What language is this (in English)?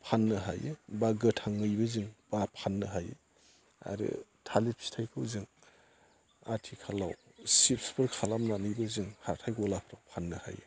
Bodo